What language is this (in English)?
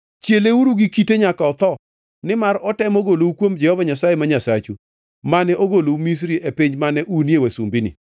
Luo (Kenya and Tanzania)